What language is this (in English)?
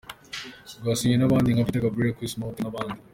Kinyarwanda